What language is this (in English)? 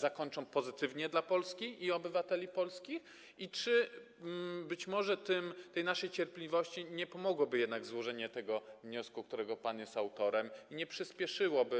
Polish